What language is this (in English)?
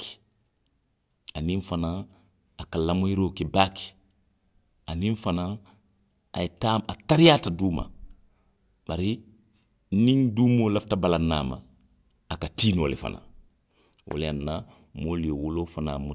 Western Maninkakan